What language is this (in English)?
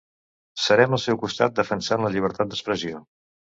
Catalan